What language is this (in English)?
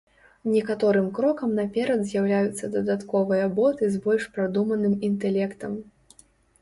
Belarusian